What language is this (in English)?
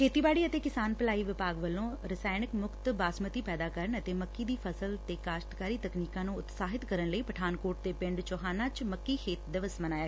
Punjabi